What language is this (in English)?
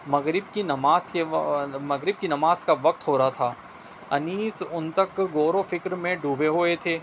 Urdu